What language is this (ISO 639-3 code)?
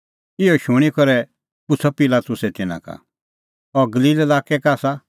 kfx